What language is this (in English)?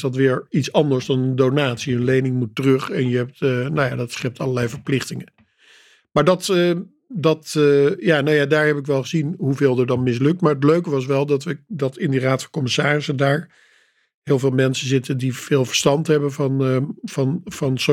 Dutch